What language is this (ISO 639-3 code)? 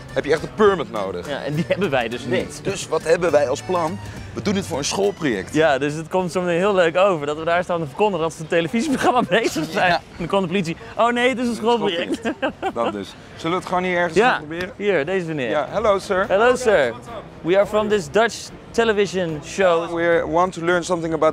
nld